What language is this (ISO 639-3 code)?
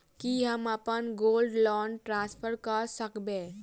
mai